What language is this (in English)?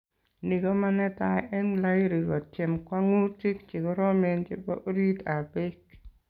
Kalenjin